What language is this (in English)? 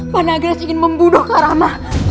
Indonesian